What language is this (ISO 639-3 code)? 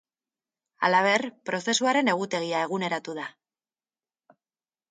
eus